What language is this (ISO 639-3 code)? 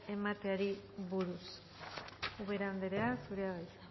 eus